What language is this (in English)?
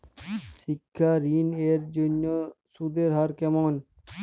Bangla